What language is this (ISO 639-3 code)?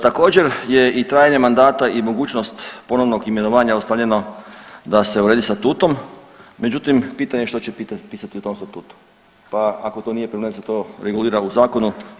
hrv